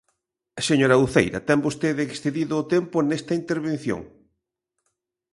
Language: Galician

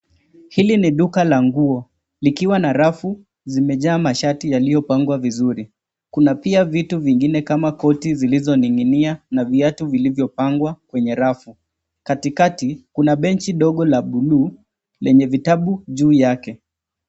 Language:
Swahili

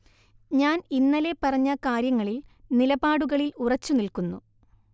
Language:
Malayalam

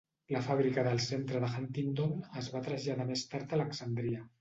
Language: Catalan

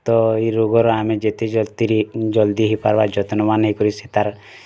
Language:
Odia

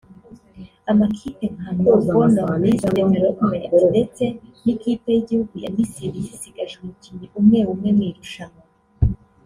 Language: Kinyarwanda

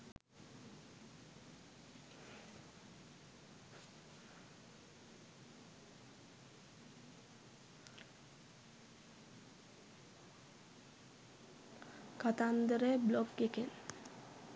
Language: Sinhala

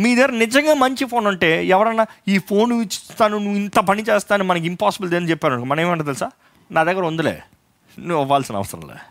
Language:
Telugu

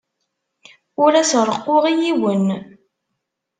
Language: Kabyle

